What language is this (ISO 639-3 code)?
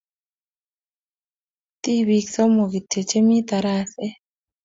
kln